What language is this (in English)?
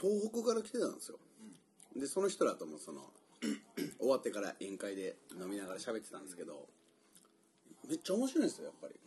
Japanese